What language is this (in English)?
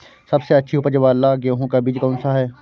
Hindi